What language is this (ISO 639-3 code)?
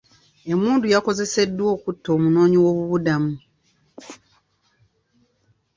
lug